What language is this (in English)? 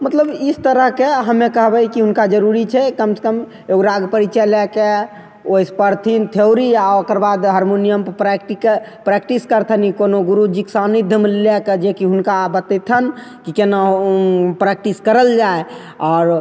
Maithili